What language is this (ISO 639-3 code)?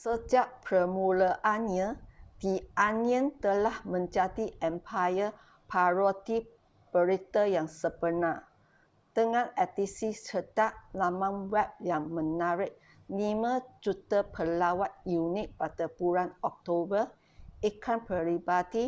msa